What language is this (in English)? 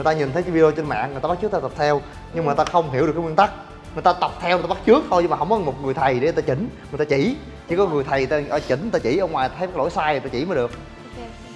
Vietnamese